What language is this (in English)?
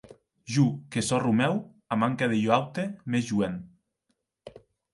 Occitan